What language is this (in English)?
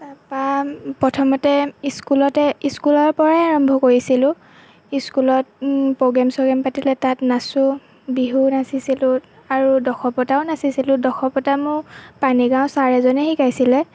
Assamese